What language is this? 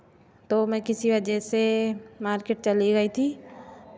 Hindi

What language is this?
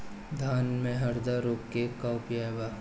Bhojpuri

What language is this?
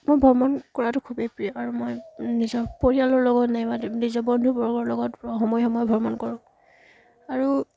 Assamese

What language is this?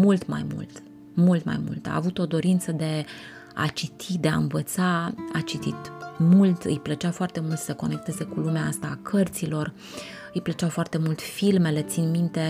Romanian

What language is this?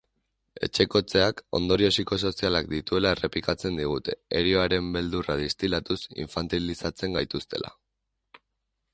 Basque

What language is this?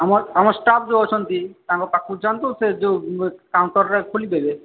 Odia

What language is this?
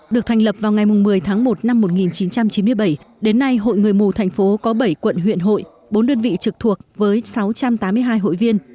Vietnamese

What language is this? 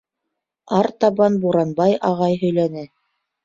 Bashkir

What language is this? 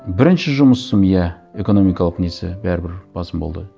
Kazakh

